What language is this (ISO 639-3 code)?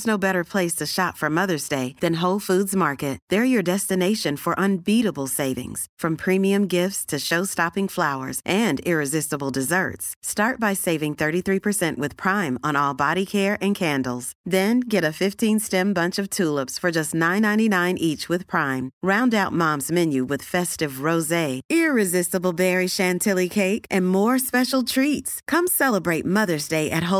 nld